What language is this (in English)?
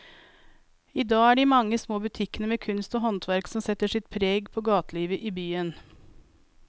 Norwegian